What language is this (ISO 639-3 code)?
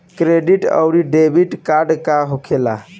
bho